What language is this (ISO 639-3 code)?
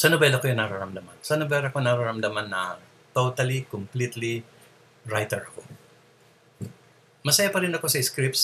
fil